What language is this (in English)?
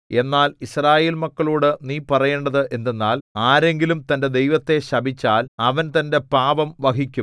Malayalam